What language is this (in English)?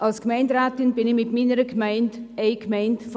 Swiss German